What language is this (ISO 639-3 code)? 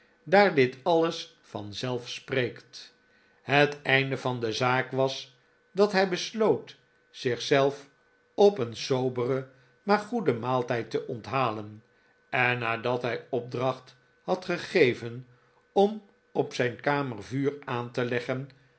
nld